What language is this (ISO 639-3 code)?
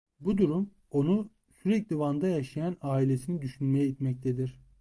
tur